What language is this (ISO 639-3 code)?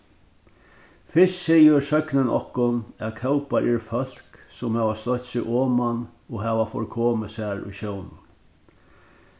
fao